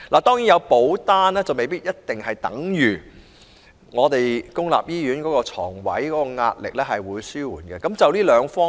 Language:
Cantonese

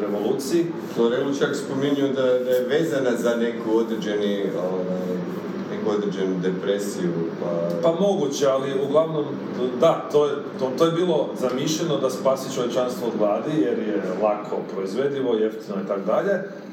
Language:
Croatian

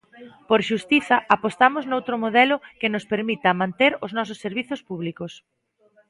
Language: Galician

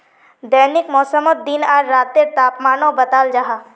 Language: Magahi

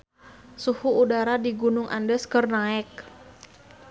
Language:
Sundanese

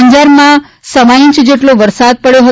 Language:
Gujarati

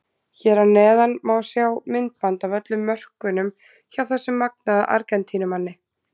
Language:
Icelandic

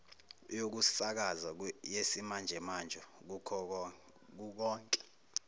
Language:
Zulu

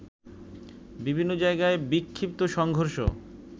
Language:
Bangla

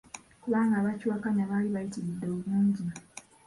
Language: Ganda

